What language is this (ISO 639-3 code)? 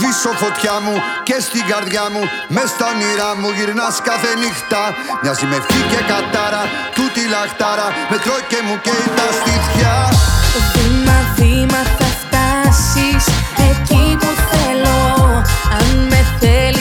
ell